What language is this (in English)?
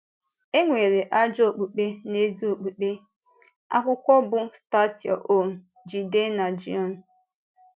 Igbo